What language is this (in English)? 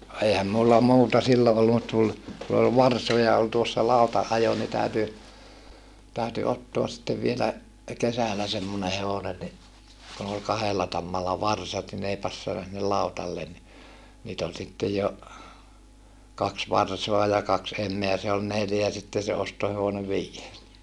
Finnish